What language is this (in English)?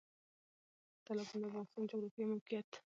Pashto